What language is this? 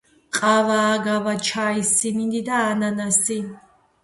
Georgian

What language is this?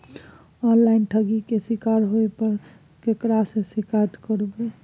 Maithili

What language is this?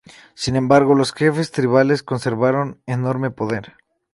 Spanish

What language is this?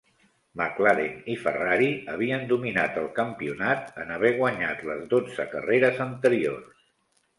Catalan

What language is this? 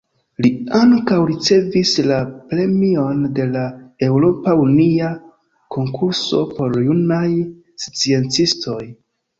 Esperanto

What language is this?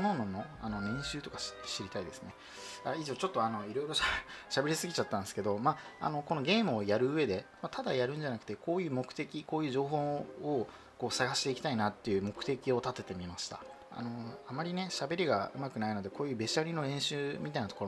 Japanese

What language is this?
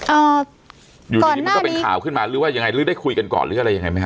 Thai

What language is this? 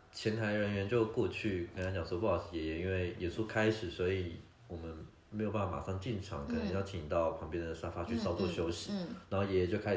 Chinese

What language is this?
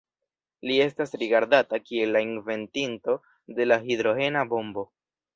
Esperanto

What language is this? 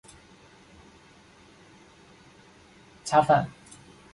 Chinese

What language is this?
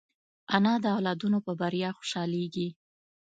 Pashto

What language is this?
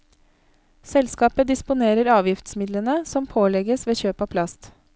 Norwegian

